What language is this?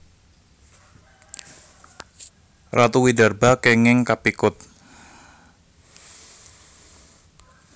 Javanese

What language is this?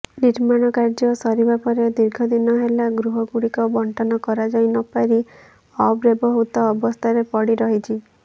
Odia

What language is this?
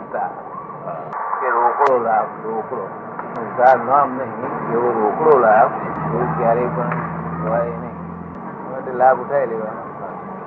Gujarati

